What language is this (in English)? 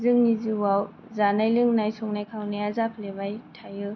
Bodo